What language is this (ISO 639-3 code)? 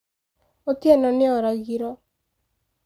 kik